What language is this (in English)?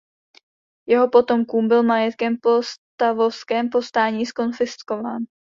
Czech